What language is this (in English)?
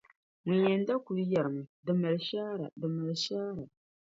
Dagbani